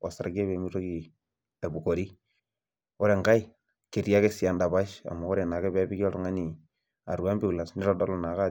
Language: Masai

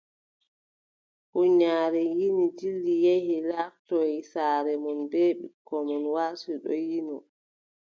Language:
Adamawa Fulfulde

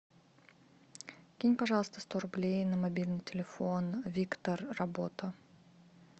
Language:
Russian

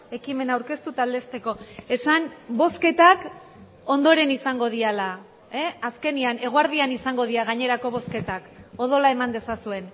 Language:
Basque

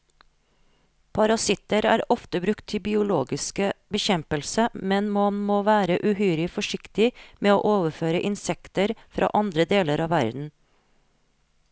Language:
Norwegian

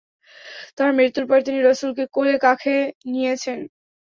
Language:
Bangla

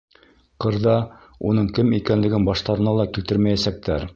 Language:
Bashkir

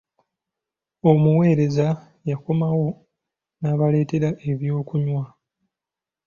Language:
Ganda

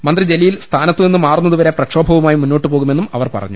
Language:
Malayalam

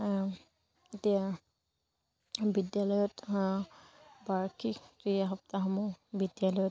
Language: Assamese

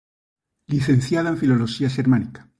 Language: Galician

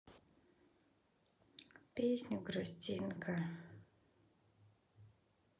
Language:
Russian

